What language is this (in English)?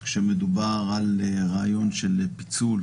Hebrew